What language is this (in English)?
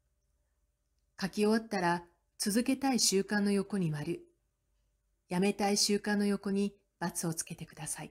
Japanese